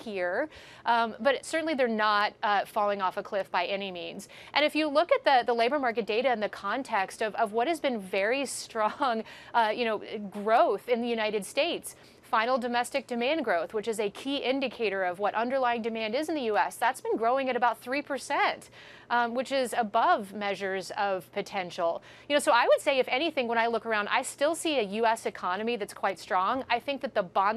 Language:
English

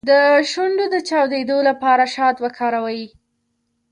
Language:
Pashto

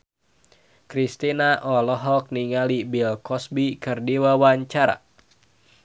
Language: Sundanese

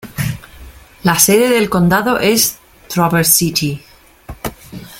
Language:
Spanish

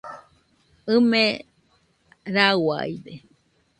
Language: Nüpode Huitoto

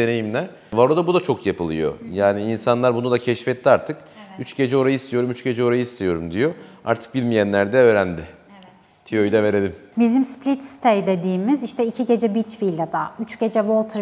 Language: Turkish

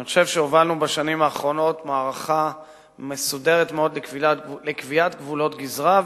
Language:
Hebrew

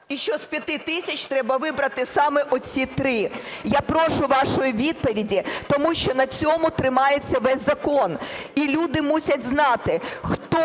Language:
Ukrainian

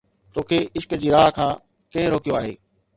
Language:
Sindhi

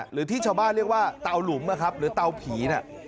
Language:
Thai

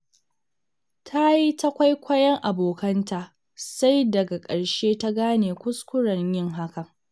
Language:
Hausa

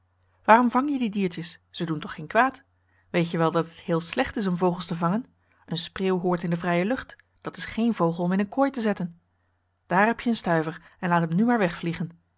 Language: Dutch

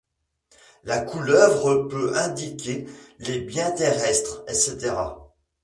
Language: French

